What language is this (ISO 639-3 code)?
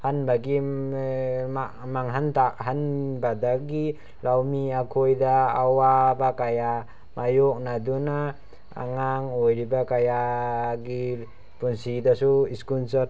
mni